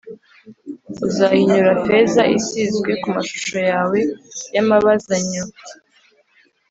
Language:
Kinyarwanda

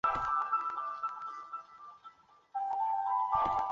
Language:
Chinese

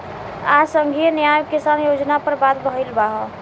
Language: Bhojpuri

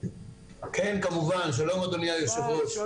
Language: Hebrew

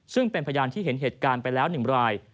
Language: Thai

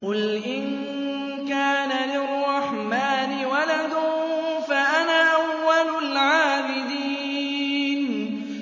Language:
Arabic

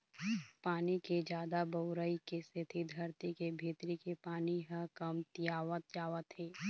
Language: Chhattisgarhi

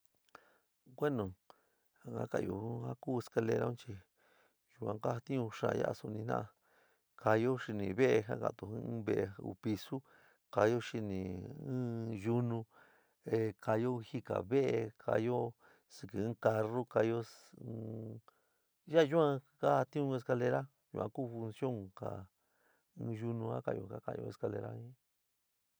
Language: San Miguel El Grande Mixtec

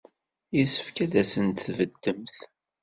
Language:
Kabyle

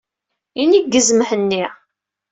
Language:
Kabyle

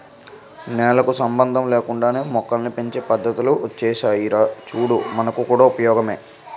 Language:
Telugu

